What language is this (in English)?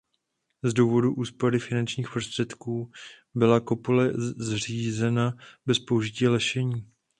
Czech